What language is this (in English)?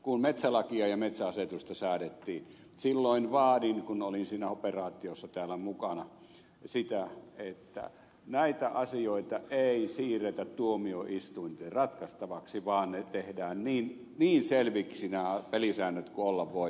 Finnish